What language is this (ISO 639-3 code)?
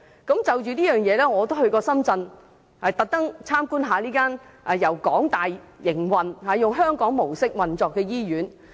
yue